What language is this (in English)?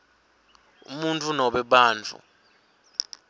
Swati